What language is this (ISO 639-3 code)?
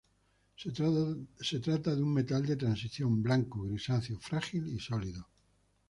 spa